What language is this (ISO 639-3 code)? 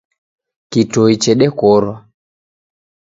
dav